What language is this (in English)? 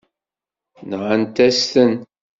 Kabyle